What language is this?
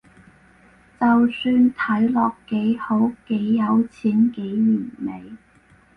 Cantonese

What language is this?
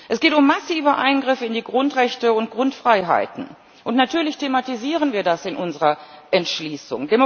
German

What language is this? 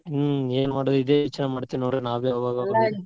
Kannada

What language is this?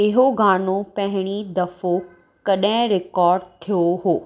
Sindhi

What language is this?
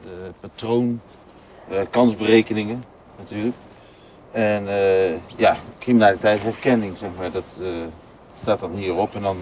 Dutch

